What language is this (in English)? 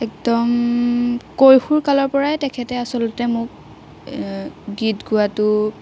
Assamese